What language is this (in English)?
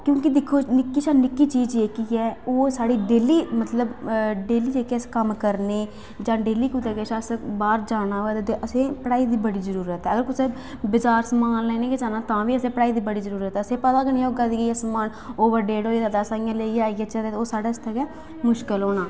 Dogri